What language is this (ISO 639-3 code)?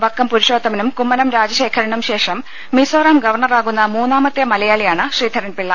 mal